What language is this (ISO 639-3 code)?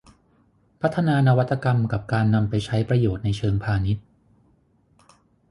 tha